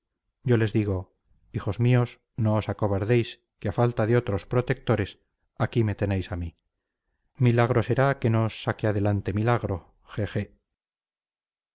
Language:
Spanish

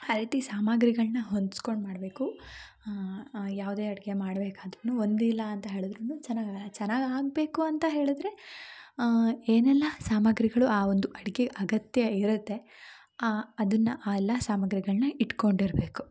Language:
Kannada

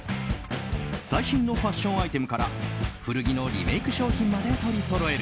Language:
Japanese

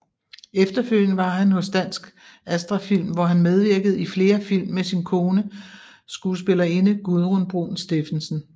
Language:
Danish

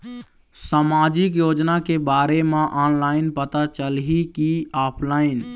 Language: Chhattisgarhi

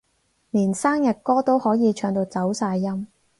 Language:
Cantonese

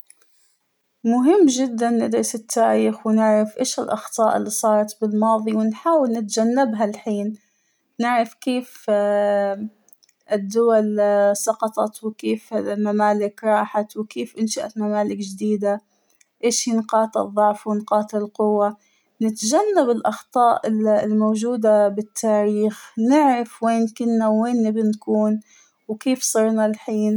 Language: Hijazi Arabic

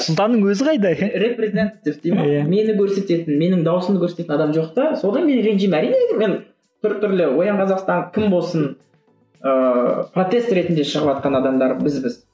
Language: Kazakh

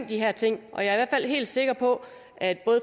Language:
Danish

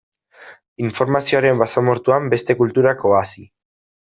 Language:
Basque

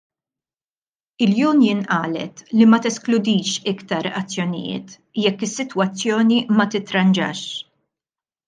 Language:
Maltese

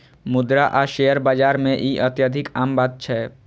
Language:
Maithili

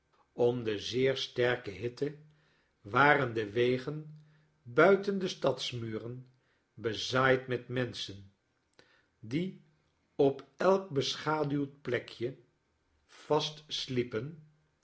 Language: Dutch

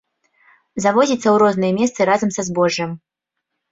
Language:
Belarusian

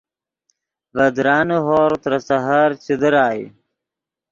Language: Yidgha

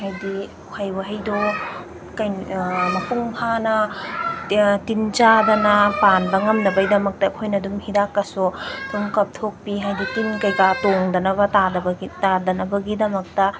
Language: Manipuri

